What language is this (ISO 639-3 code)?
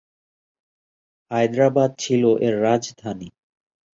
ben